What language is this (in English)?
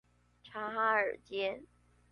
Chinese